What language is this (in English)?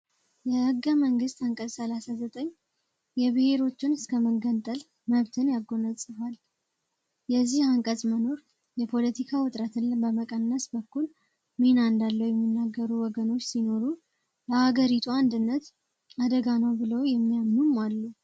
Amharic